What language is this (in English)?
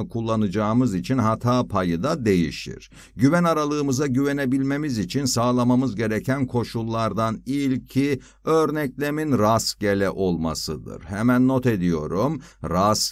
Turkish